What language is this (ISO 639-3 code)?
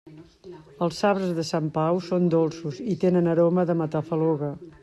cat